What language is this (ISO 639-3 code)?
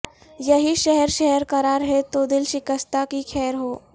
urd